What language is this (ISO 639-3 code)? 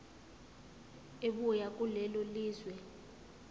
zul